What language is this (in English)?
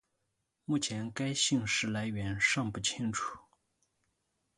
Chinese